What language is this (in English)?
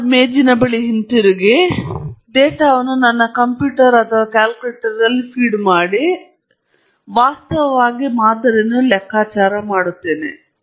Kannada